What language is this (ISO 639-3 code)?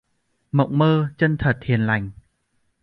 vie